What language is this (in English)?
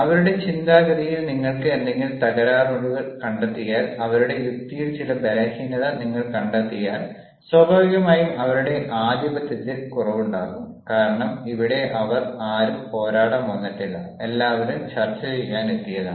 Malayalam